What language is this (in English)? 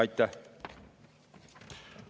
Estonian